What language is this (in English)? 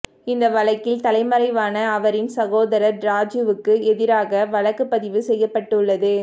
Tamil